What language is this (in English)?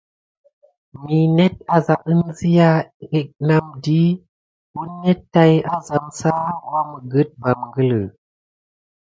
Gidar